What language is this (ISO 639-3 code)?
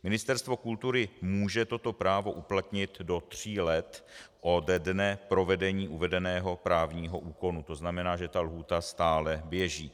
ces